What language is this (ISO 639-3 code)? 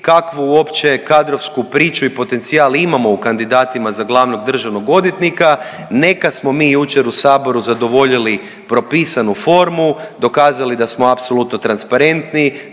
hrv